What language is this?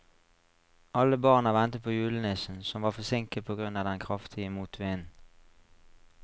Norwegian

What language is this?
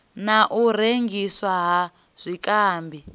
Venda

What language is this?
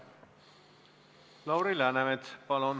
Estonian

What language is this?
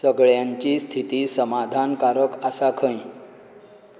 Konkani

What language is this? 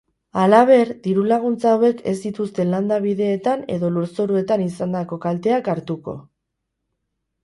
Basque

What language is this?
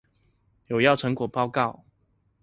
Chinese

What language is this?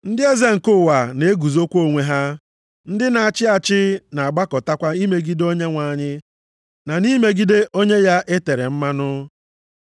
Igbo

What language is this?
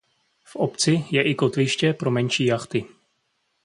Czech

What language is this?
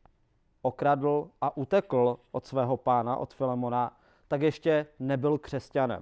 Czech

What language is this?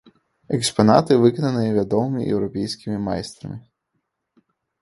Belarusian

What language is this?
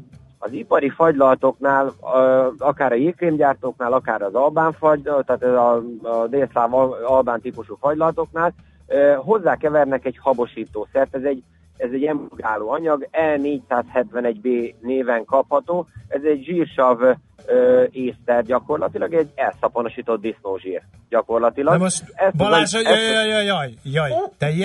Hungarian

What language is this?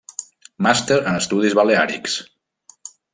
Catalan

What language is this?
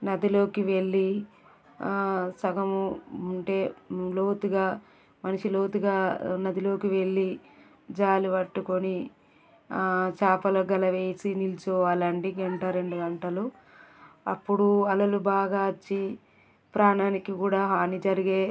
Telugu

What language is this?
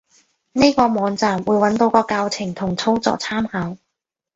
Cantonese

